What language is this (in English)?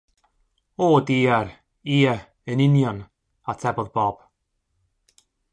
Welsh